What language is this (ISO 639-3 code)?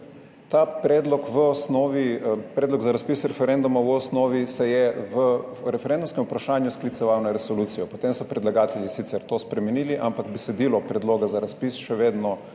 slv